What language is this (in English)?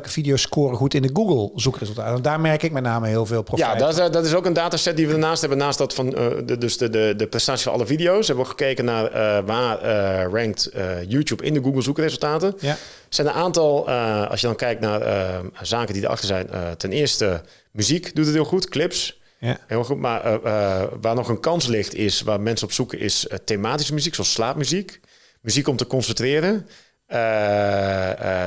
Dutch